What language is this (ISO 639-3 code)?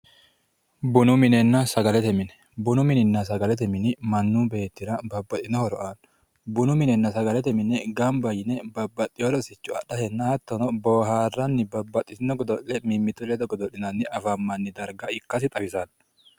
sid